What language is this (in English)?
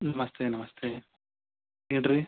Kannada